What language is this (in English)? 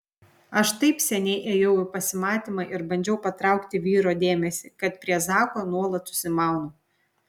Lithuanian